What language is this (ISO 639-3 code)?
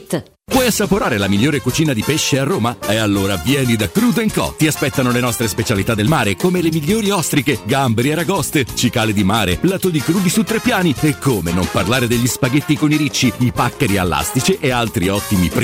ita